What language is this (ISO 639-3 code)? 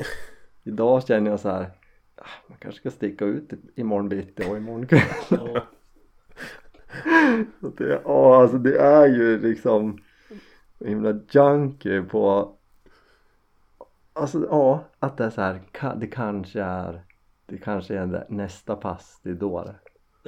swe